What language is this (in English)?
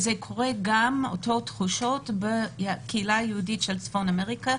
Hebrew